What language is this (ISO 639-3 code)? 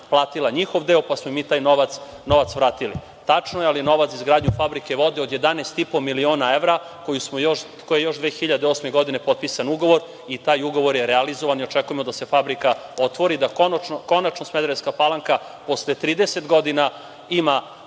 srp